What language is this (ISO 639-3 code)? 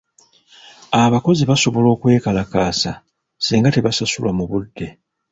lug